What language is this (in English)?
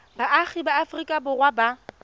Tswana